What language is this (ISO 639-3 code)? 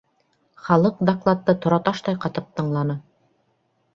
bak